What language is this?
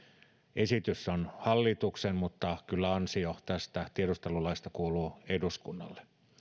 Finnish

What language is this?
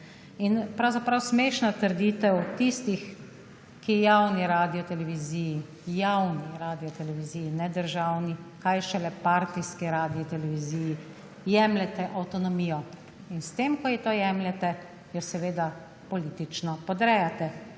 Slovenian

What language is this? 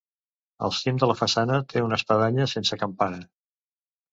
Catalan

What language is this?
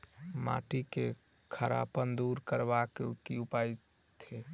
Maithili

